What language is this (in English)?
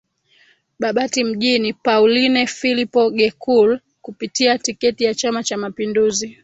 Swahili